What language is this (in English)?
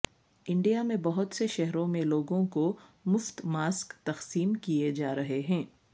Urdu